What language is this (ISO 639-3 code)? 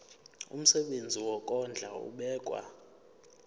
zul